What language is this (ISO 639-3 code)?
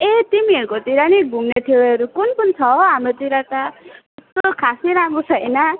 nep